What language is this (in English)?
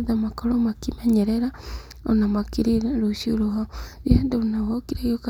Kikuyu